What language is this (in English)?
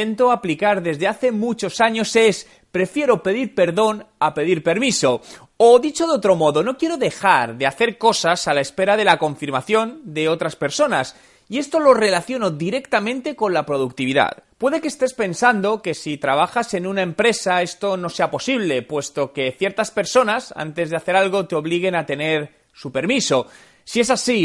Spanish